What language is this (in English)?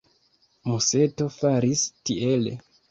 Esperanto